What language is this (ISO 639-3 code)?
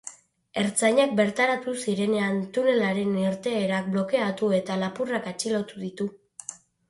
eus